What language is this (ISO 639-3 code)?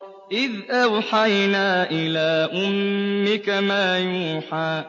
ara